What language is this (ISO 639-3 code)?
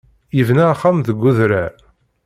kab